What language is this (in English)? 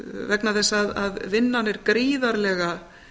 Icelandic